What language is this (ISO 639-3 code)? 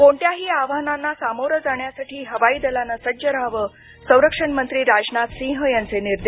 mar